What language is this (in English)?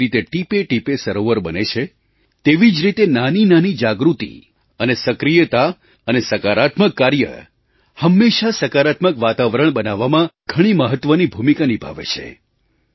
Gujarati